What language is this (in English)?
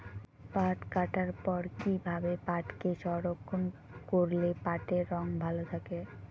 Bangla